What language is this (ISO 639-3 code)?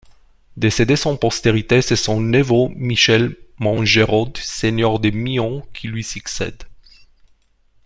fra